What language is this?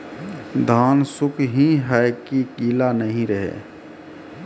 Maithili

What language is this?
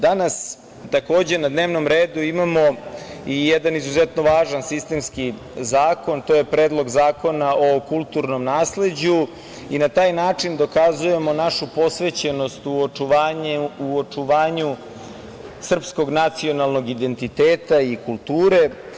Serbian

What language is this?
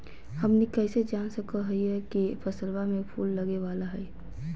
Magahi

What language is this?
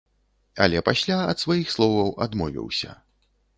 Belarusian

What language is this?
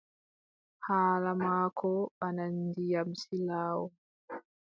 Adamawa Fulfulde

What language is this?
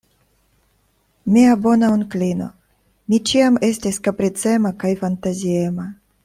Esperanto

